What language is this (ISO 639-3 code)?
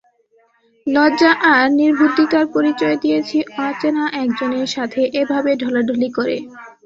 ben